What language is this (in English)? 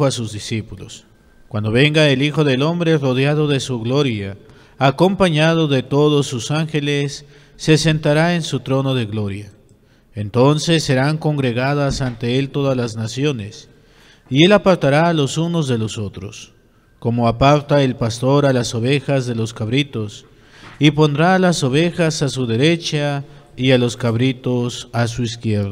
Spanish